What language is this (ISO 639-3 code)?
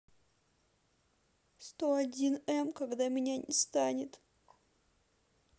rus